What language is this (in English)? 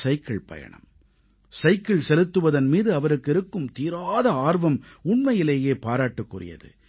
Tamil